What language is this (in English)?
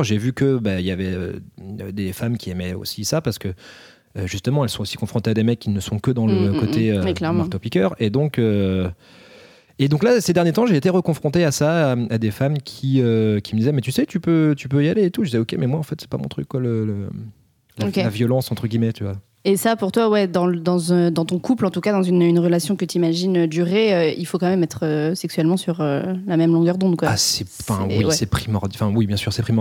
French